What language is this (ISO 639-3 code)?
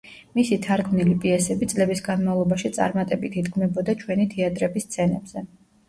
kat